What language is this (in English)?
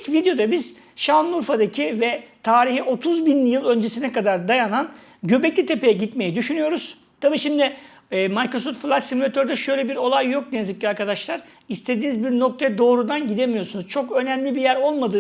Turkish